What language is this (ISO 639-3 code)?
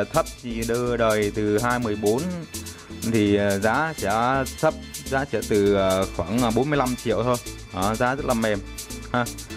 vie